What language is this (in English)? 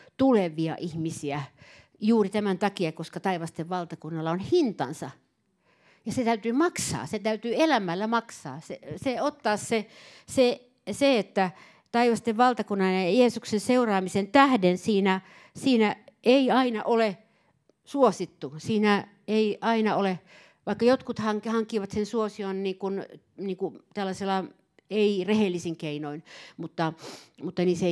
Finnish